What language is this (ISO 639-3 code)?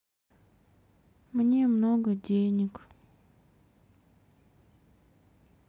rus